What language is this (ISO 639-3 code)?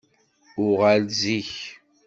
kab